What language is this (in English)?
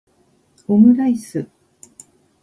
Japanese